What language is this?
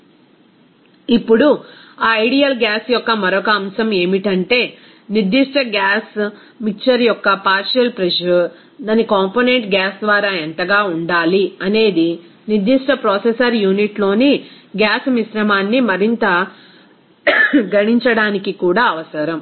Telugu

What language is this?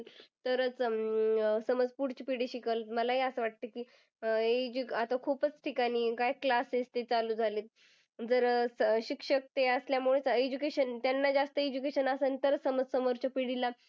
Marathi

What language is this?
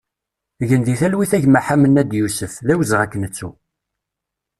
Kabyle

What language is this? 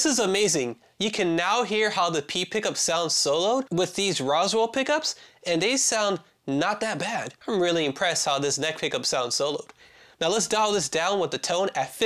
English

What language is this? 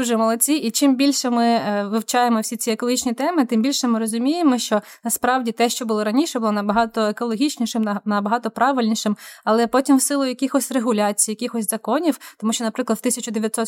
Ukrainian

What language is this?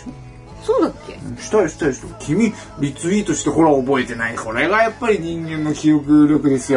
Japanese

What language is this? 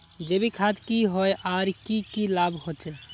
Magahi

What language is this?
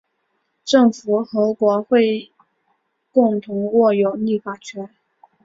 Chinese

